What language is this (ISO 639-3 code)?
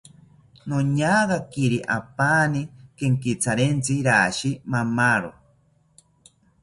cpy